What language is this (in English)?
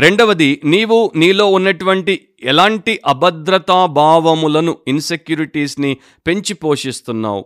Telugu